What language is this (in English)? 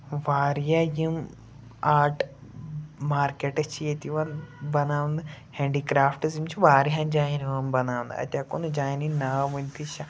Kashmiri